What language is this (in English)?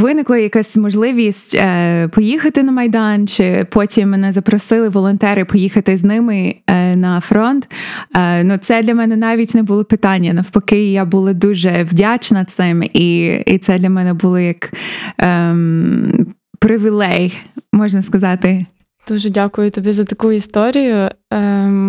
Ukrainian